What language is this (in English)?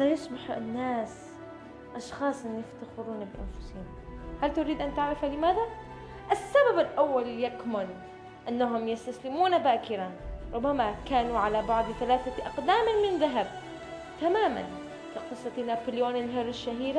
Arabic